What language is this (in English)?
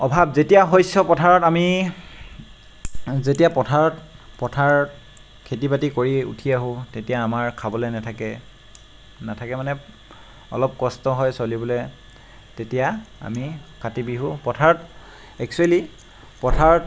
Assamese